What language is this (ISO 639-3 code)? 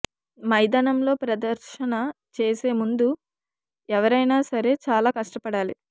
tel